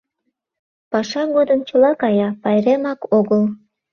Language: Mari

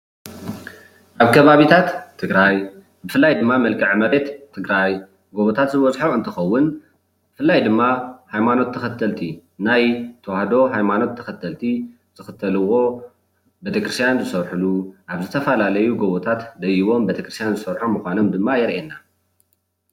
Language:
Tigrinya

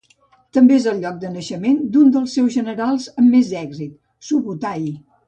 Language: Catalan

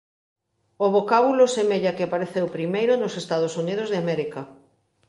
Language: Galician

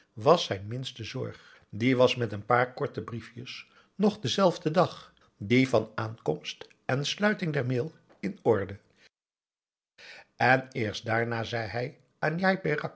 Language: Dutch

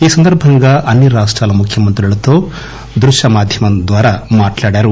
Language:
Telugu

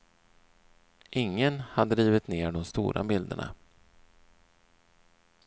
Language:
Swedish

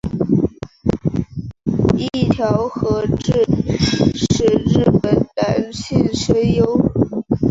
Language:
Chinese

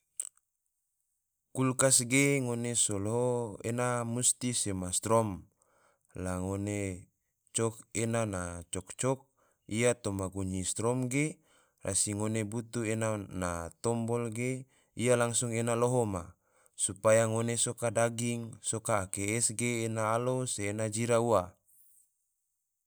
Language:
Tidore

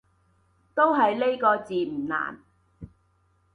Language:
Cantonese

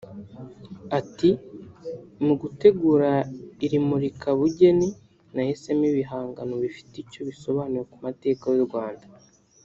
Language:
Kinyarwanda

